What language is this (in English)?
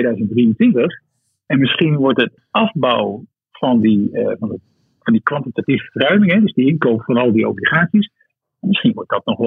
Dutch